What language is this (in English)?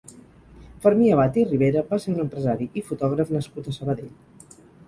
Catalan